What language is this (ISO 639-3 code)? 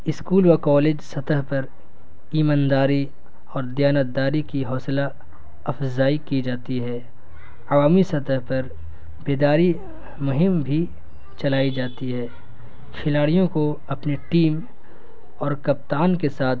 urd